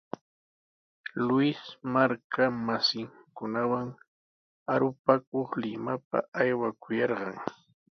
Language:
Sihuas Ancash Quechua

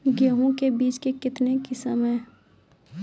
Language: Maithili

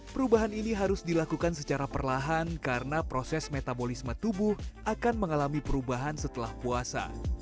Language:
Indonesian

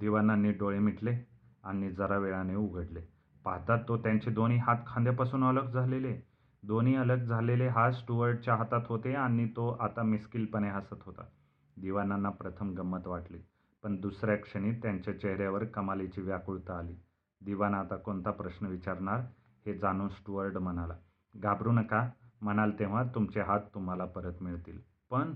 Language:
Marathi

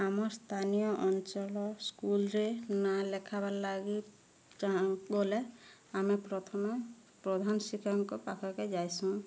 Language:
Odia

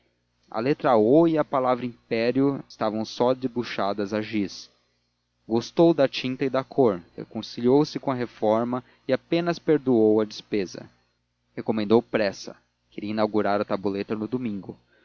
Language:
Portuguese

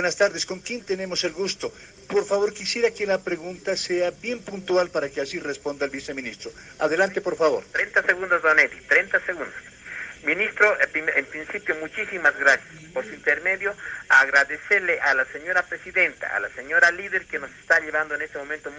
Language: Spanish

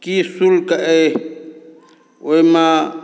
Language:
Maithili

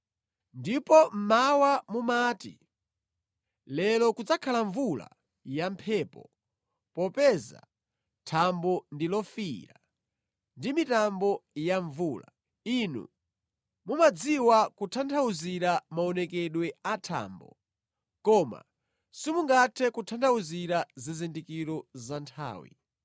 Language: Nyanja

